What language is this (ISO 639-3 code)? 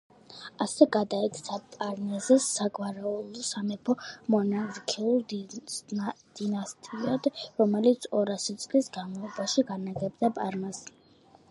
kat